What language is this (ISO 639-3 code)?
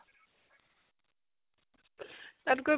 asm